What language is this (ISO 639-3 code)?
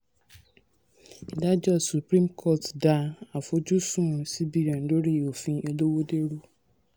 yor